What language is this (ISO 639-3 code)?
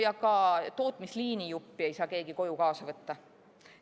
est